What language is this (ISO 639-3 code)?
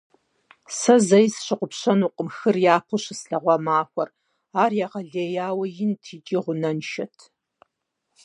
kbd